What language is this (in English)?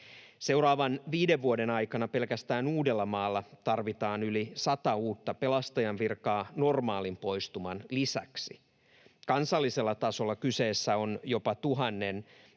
Finnish